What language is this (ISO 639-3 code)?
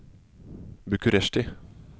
nor